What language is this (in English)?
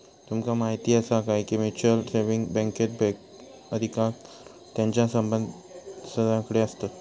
Marathi